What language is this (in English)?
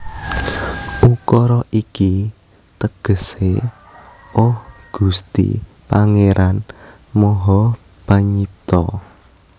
Javanese